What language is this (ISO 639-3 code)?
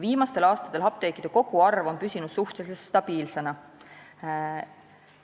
est